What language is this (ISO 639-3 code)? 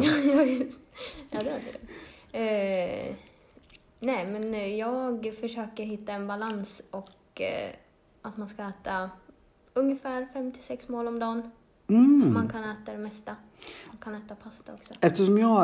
swe